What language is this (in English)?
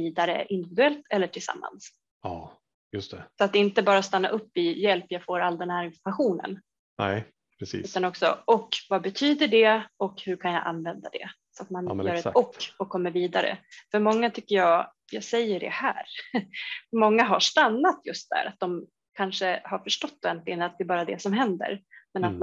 Swedish